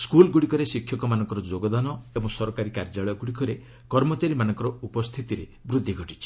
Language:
Odia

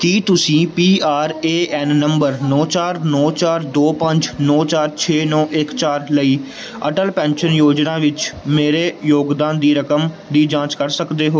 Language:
Punjabi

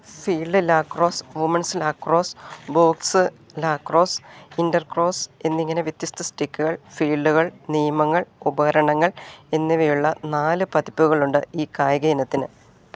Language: Malayalam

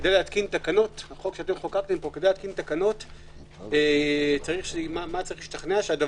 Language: Hebrew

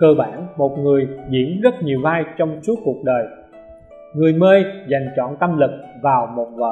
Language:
Vietnamese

